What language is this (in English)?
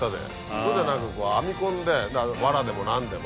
Japanese